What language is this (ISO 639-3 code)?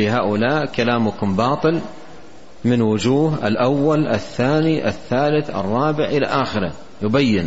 ara